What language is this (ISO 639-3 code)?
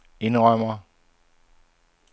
dan